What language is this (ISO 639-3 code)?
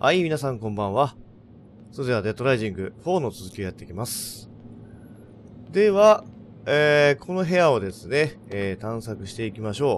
jpn